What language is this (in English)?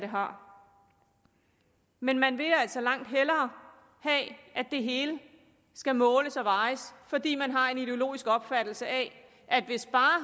Danish